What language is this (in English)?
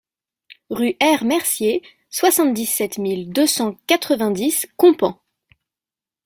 French